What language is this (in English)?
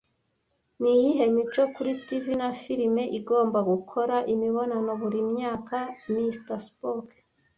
Kinyarwanda